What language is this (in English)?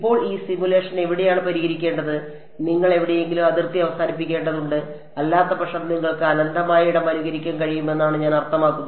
Malayalam